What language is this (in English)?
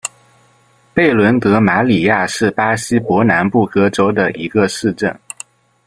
Chinese